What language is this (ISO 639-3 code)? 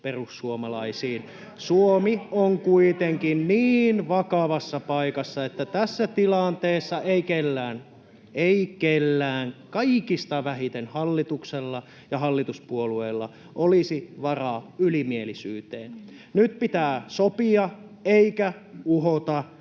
fin